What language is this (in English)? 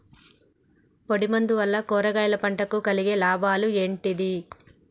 Telugu